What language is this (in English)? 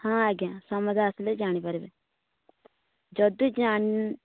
Odia